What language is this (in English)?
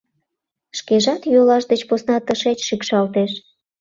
Mari